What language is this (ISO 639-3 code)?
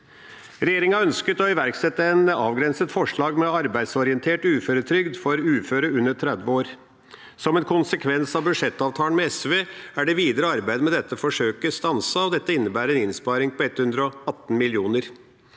nor